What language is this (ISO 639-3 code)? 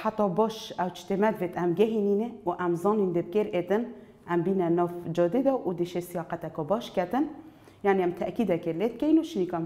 tur